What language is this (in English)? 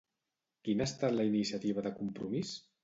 Catalan